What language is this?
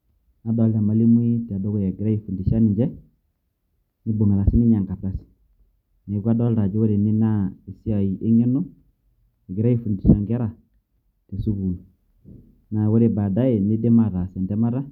Masai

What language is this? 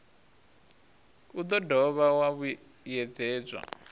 Venda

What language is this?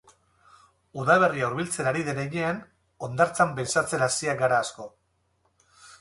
Basque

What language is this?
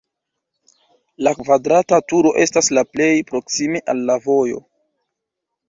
Esperanto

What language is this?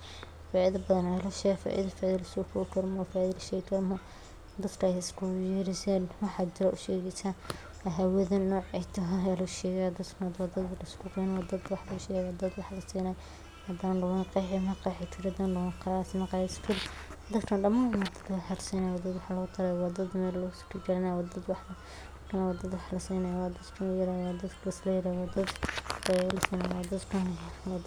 Somali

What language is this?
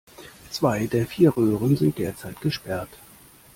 German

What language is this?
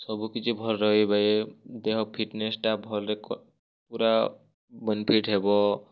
Odia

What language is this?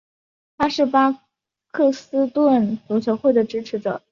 Chinese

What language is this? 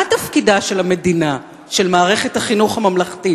Hebrew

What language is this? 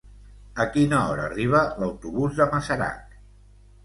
Catalan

